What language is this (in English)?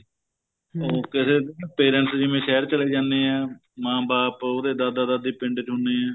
Punjabi